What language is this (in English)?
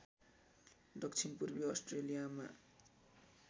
Nepali